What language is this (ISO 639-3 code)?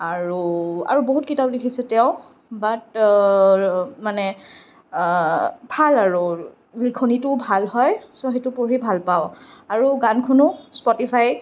asm